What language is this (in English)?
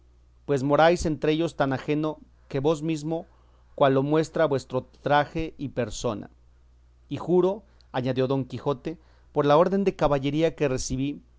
Spanish